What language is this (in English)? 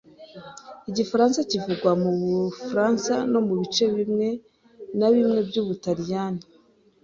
Kinyarwanda